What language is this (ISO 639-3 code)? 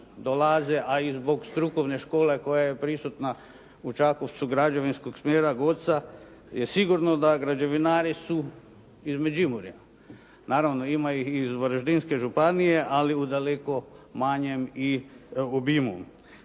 hrv